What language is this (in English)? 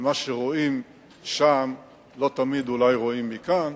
Hebrew